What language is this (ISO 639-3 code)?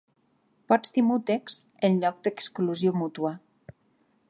cat